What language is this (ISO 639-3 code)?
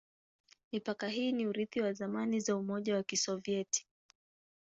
swa